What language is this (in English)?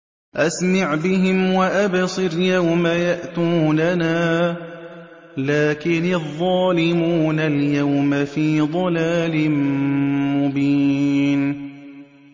Arabic